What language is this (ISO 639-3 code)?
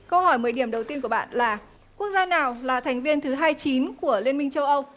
vie